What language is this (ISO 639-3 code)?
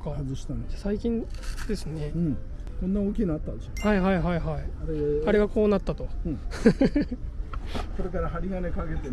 jpn